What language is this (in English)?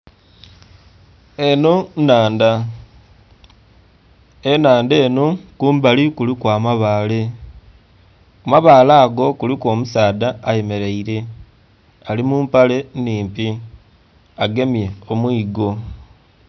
Soga